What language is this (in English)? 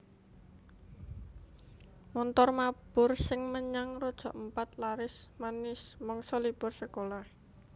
Javanese